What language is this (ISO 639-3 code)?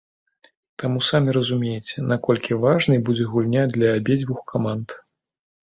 bel